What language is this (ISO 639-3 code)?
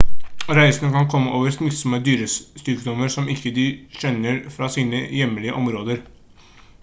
nob